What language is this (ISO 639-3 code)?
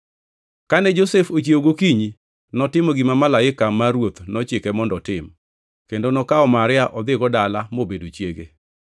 luo